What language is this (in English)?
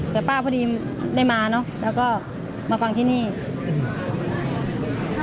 Thai